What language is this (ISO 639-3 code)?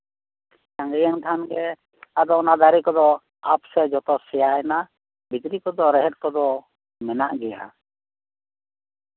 sat